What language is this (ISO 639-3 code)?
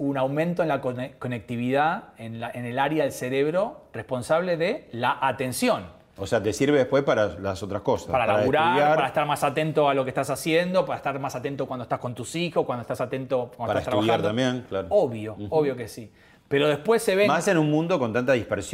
spa